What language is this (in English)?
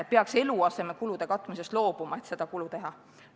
Estonian